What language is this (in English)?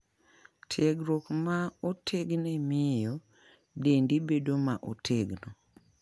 Luo (Kenya and Tanzania)